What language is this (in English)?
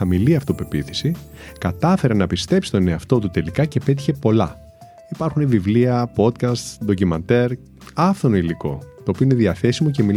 Greek